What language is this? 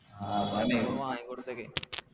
Malayalam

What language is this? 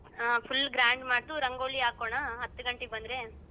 Kannada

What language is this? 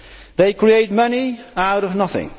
English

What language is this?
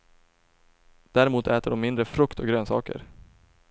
Swedish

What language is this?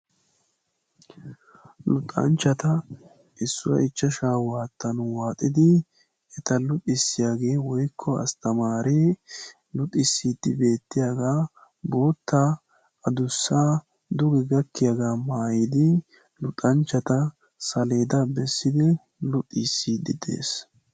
Wolaytta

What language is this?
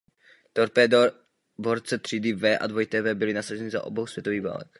Czech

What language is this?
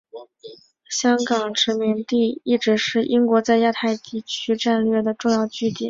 Chinese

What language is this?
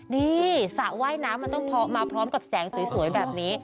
Thai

